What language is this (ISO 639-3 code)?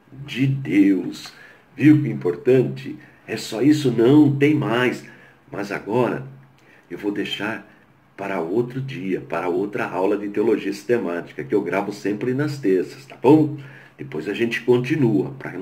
por